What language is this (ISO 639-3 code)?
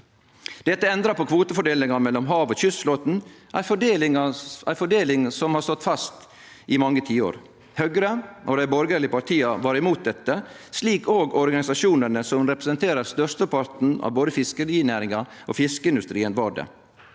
nor